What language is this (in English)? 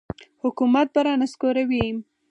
Pashto